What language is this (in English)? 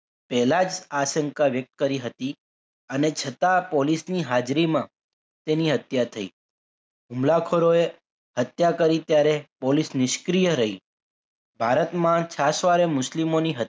Gujarati